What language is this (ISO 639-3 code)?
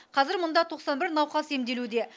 kaz